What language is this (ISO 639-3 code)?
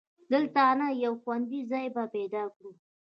pus